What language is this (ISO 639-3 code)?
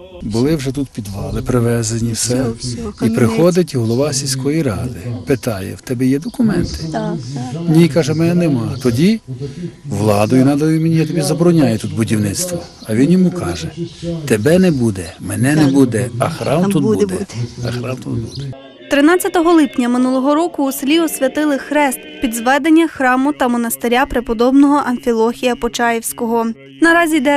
ukr